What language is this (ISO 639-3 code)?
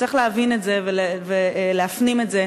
heb